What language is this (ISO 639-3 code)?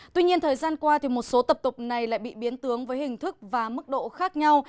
vie